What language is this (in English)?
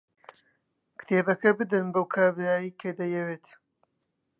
Central Kurdish